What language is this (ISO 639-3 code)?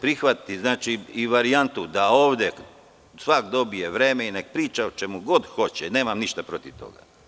srp